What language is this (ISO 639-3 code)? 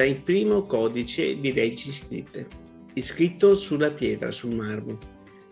ita